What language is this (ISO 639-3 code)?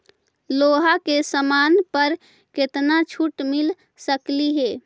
mag